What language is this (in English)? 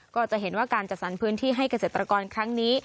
Thai